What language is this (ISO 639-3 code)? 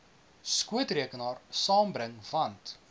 afr